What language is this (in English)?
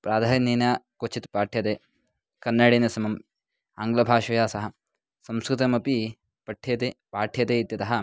Sanskrit